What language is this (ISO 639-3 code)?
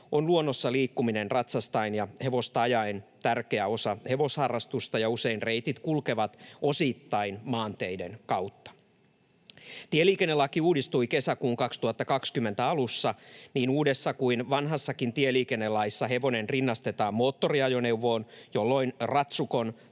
fin